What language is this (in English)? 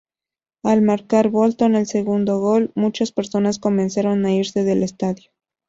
Spanish